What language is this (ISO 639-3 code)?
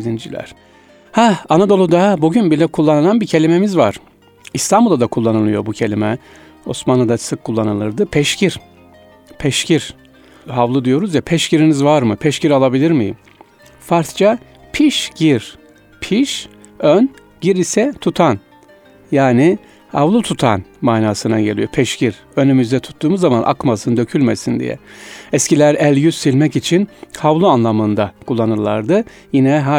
tur